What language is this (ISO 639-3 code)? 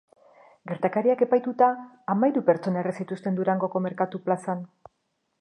eus